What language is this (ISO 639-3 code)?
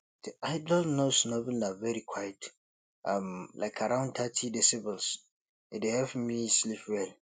pcm